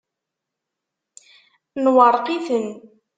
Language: Kabyle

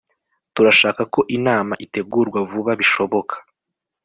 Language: Kinyarwanda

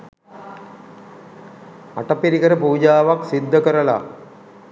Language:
Sinhala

